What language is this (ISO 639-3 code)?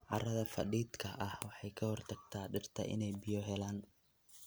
som